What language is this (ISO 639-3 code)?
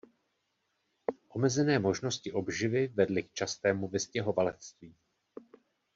ces